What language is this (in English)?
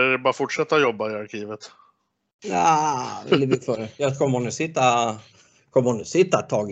Swedish